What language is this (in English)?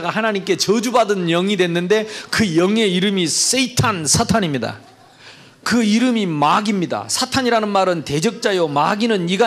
Korean